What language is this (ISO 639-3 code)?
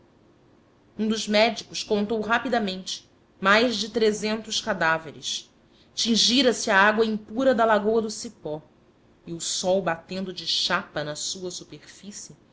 por